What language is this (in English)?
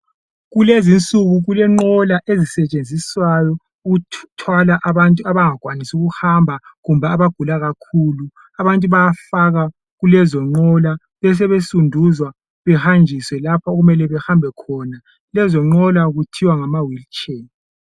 North Ndebele